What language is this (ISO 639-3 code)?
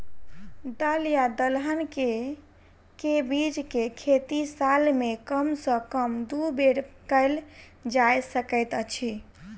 mai